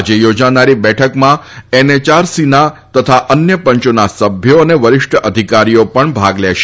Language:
Gujarati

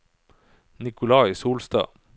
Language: Norwegian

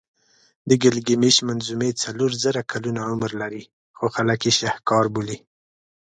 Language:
Pashto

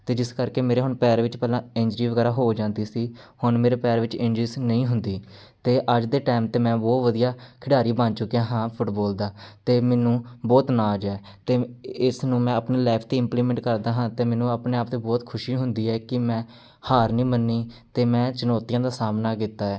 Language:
Punjabi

